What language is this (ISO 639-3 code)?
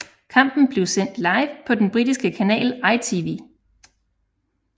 dan